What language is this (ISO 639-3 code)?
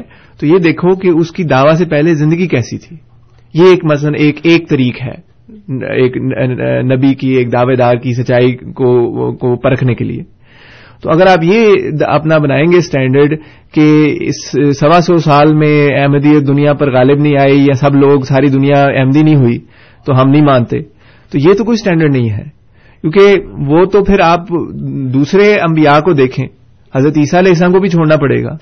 urd